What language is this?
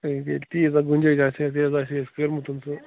Kashmiri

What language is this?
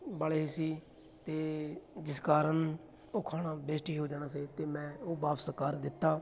Punjabi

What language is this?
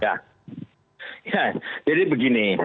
Indonesian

